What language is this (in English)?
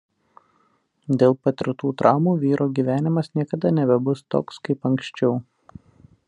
Lithuanian